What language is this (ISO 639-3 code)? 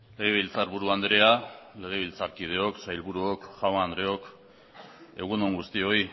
eus